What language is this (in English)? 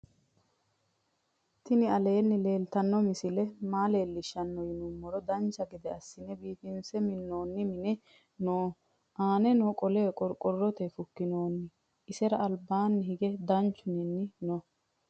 Sidamo